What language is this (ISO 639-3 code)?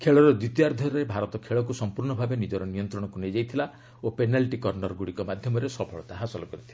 ori